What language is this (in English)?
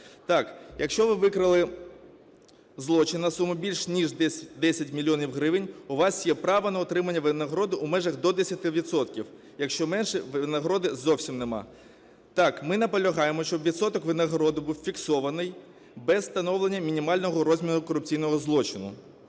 Ukrainian